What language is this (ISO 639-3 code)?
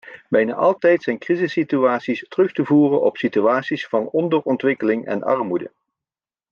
nld